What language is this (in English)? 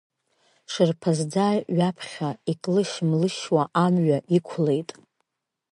Abkhazian